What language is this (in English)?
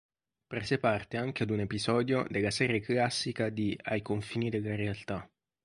Italian